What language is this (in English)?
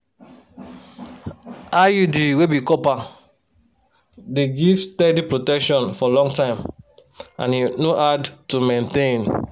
Nigerian Pidgin